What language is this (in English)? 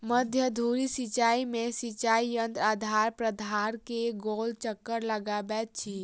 Maithili